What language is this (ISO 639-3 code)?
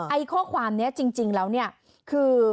tha